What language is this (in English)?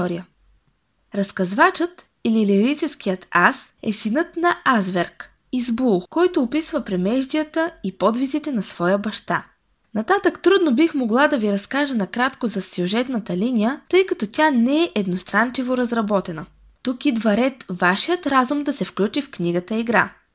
Bulgarian